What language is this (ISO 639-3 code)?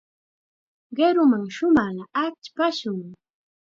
qxa